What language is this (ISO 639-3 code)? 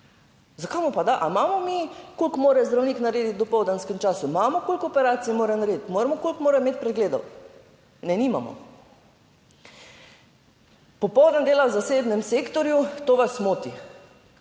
slv